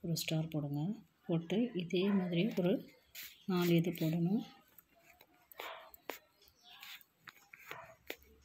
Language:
Indonesian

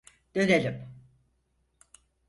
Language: Turkish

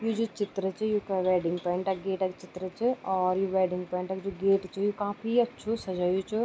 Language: Garhwali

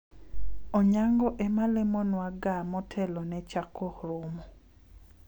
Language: Luo (Kenya and Tanzania)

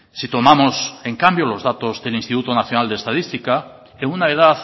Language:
Spanish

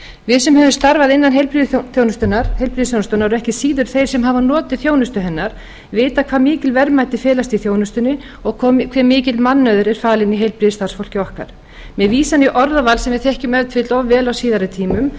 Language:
Icelandic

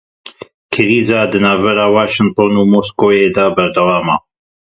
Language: Kurdish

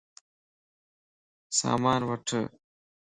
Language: Lasi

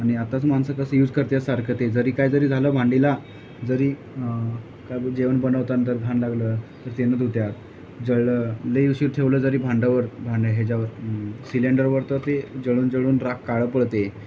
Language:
Marathi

